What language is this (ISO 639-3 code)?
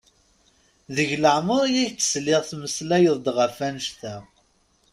kab